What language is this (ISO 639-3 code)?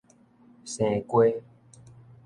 nan